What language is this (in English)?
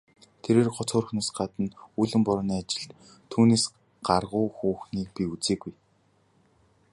Mongolian